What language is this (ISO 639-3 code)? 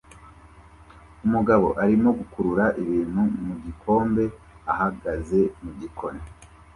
kin